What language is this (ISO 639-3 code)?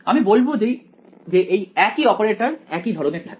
ben